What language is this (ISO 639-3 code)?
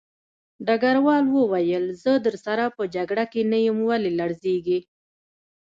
pus